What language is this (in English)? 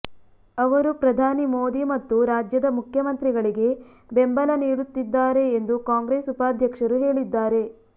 Kannada